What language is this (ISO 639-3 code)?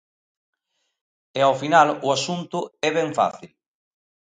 glg